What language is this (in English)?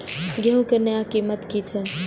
Maithili